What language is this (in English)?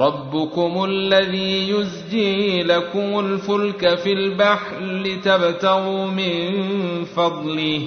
Arabic